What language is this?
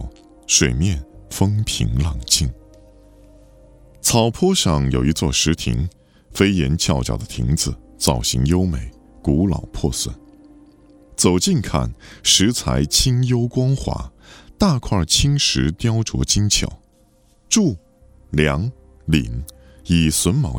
Chinese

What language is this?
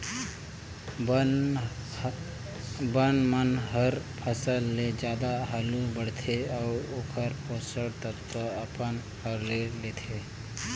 Chhattisgarhi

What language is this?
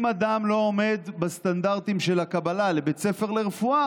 Hebrew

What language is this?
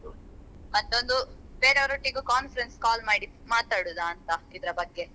Kannada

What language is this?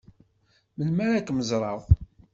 Kabyle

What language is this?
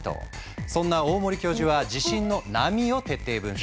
Japanese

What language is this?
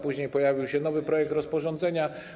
Polish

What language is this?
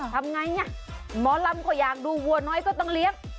Thai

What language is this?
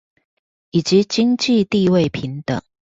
Chinese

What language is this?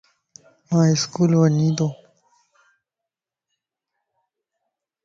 Lasi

